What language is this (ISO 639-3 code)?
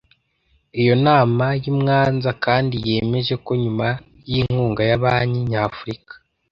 kin